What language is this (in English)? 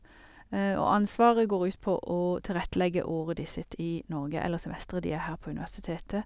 Norwegian